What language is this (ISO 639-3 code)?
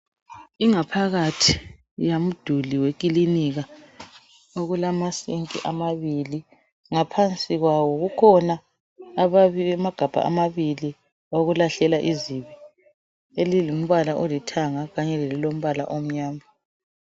nde